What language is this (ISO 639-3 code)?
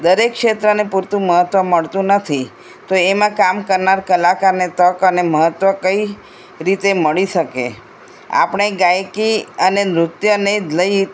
guj